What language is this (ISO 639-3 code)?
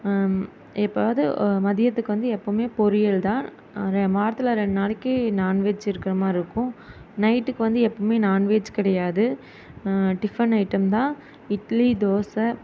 tam